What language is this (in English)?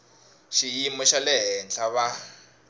Tsonga